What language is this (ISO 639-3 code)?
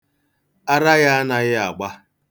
ibo